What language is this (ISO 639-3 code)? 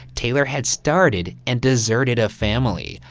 eng